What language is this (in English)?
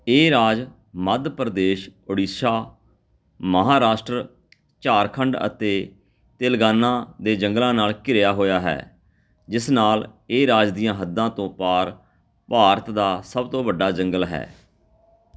Punjabi